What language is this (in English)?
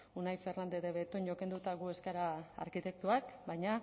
Basque